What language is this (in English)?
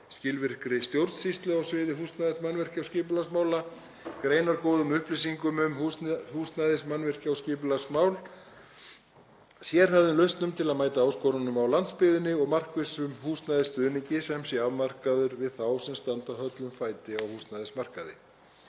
Icelandic